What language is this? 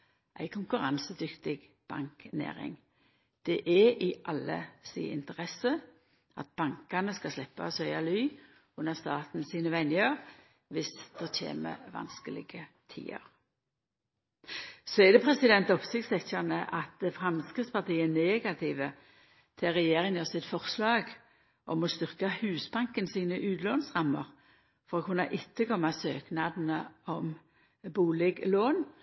Norwegian Nynorsk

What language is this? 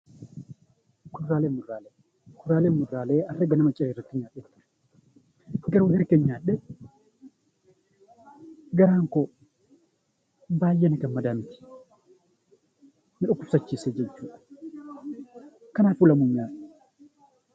Oromo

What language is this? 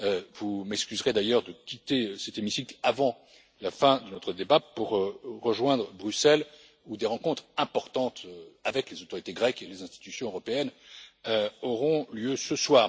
French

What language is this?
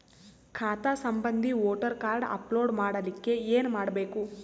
Kannada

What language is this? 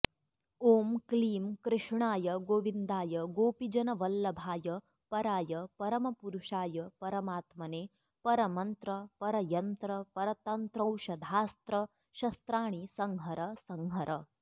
Sanskrit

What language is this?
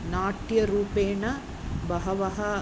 Sanskrit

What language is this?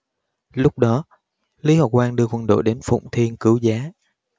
Vietnamese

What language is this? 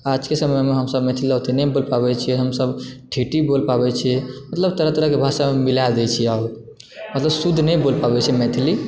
Maithili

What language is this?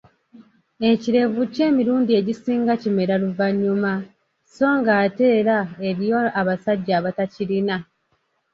Ganda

